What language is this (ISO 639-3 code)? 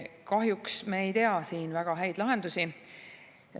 est